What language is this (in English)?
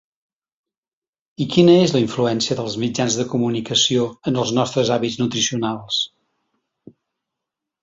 Catalan